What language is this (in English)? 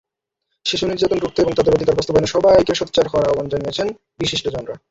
Bangla